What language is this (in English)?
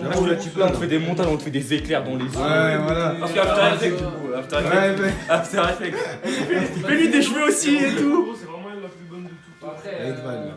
French